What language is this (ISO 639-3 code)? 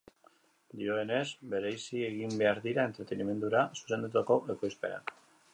eus